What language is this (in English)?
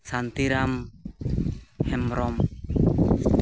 Santali